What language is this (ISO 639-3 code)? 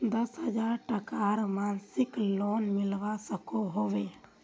mag